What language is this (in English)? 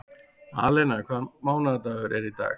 Icelandic